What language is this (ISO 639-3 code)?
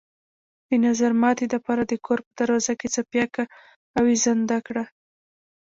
pus